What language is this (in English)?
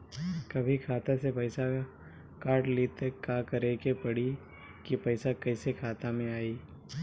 Bhojpuri